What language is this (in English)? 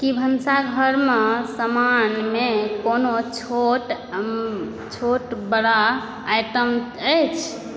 Maithili